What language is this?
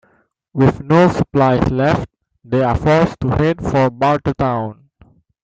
English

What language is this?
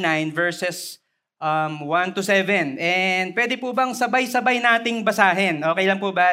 Filipino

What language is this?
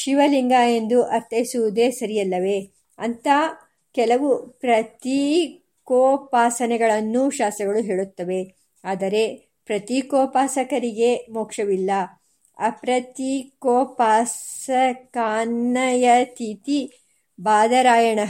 Kannada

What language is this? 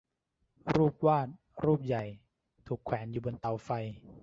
Thai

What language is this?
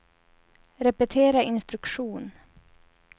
Swedish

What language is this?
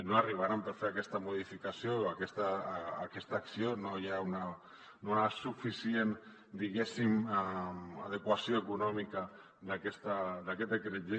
Catalan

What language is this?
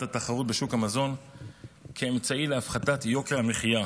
Hebrew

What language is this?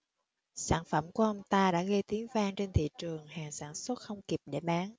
Vietnamese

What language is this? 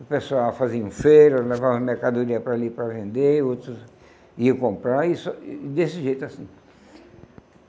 Portuguese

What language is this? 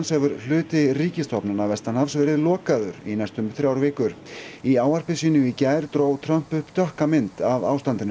Icelandic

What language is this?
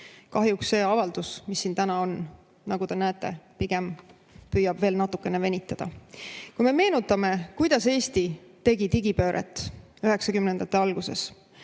Estonian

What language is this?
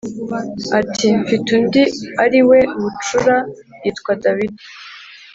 Kinyarwanda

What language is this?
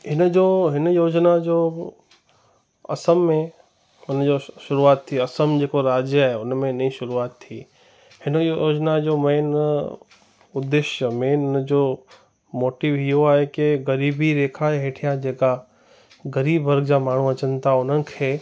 Sindhi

